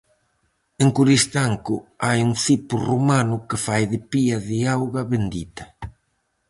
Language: Galician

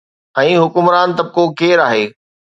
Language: Sindhi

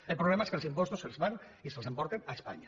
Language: Catalan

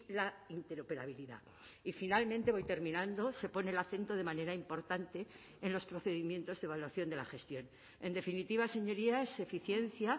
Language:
Spanish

